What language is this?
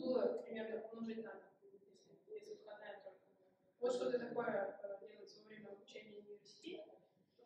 Russian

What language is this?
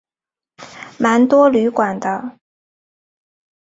Chinese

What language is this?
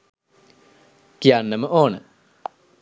Sinhala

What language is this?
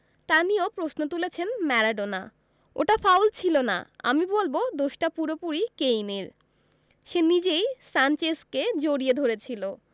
Bangla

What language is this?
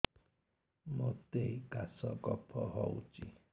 Odia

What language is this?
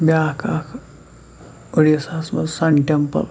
Kashmiri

